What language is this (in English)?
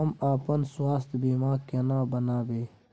Maithili